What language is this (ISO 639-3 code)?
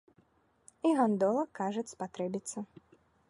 bel